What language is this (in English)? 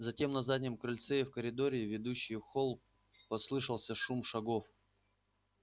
Russian